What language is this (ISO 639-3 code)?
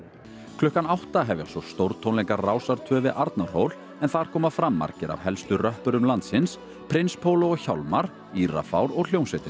isl